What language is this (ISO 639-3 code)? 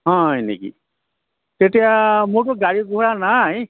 asm